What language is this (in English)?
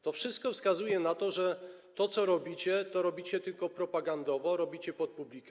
Polish